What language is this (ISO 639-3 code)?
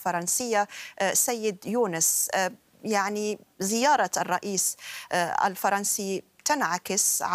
ara